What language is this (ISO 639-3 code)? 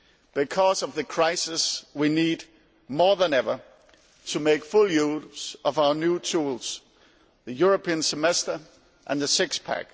eng